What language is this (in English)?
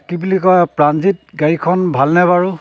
Assamese